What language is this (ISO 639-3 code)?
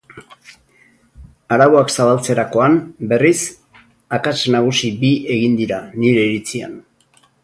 eus